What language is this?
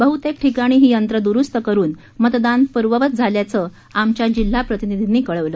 Marathi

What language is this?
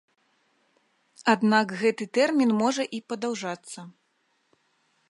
Belarusian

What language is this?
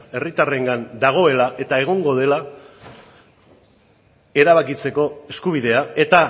Basque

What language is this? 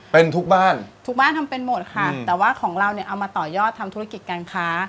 Thai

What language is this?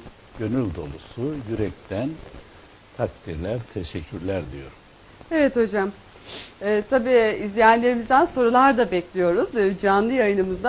Turkish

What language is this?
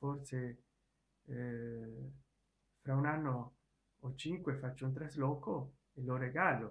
Italian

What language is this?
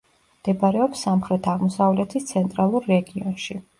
Georgian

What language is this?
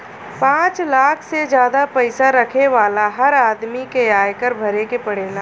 Bhojpuri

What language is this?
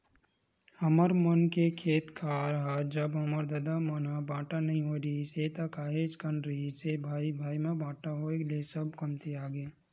Chhattisgarhi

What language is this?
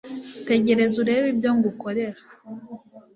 Kinyarwanda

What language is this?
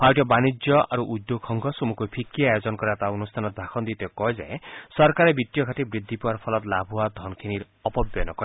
Assamese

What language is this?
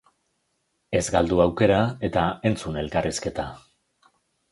Basque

